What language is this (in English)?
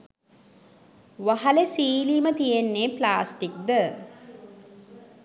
Sinhala